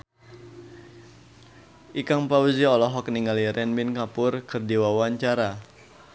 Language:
Sundanese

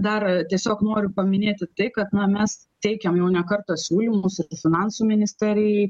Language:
Lithuanian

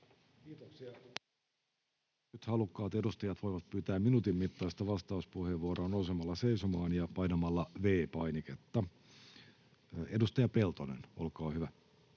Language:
Finnish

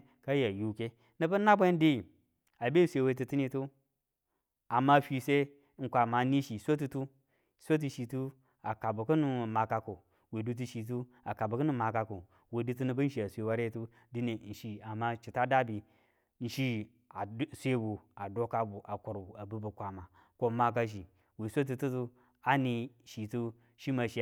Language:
Tula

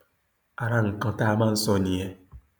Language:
Yoruba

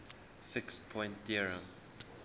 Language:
English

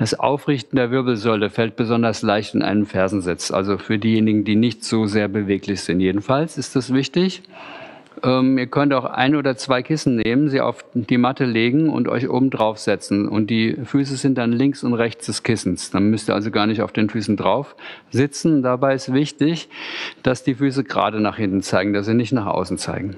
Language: German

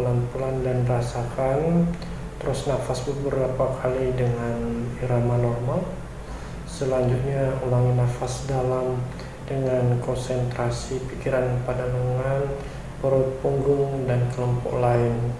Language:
Indonesian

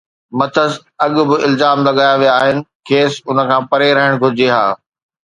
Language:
Sindhi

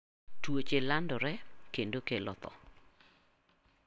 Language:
Luo (Kenya and Tanzania)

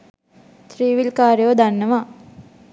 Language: Sinhala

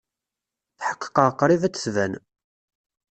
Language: Kabyle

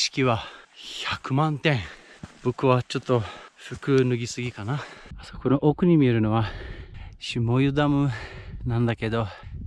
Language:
Japanese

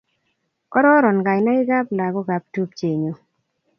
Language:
Kalenjin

